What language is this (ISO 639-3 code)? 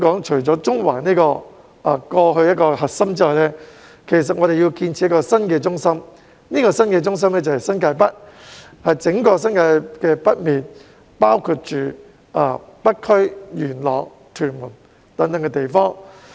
yue